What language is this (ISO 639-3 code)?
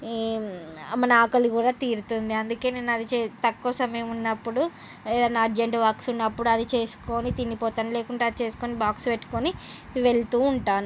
tel